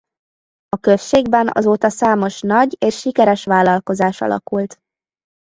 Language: Hungarian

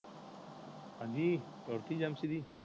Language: Punjabi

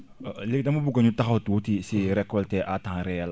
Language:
Wolof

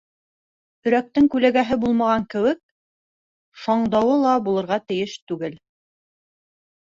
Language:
Bashkir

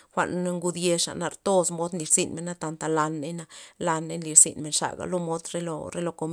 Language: Loxicha Zapotec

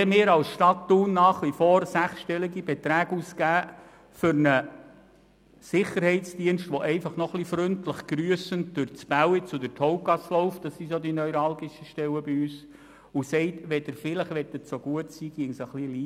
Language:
Swiss German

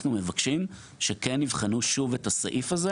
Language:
Hebrew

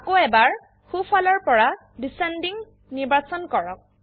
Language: Assamese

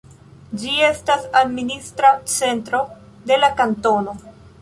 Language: Esperanto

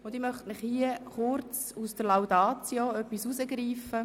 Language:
Swiss German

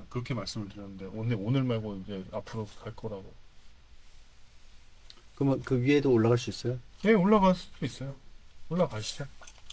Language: Korean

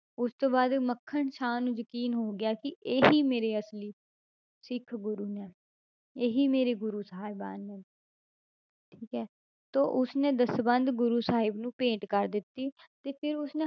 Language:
Punjabi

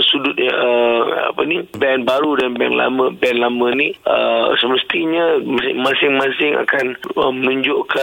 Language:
Malay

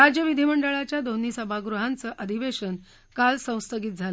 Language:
Marathi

